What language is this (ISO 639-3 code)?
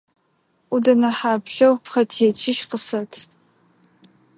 ady